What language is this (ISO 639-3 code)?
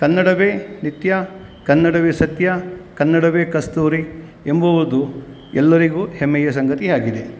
kan